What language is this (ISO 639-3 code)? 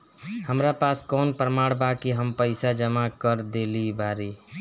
bho